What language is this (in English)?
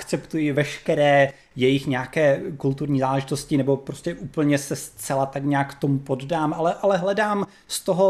Czech